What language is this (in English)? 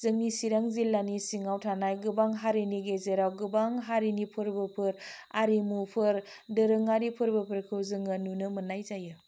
Bodo